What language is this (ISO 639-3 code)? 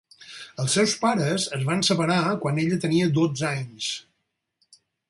cat